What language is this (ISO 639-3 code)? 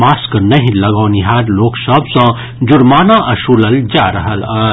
mai